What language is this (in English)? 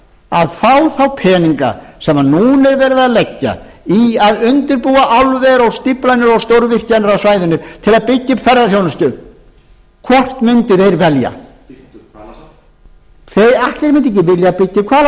Icelandic